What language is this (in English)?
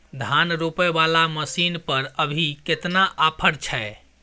Maithili